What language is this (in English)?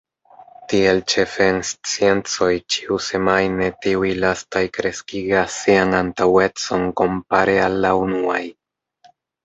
Esperanto